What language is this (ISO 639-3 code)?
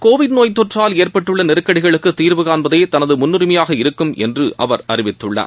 tam